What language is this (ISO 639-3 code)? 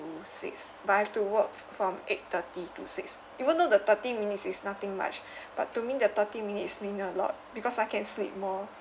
eng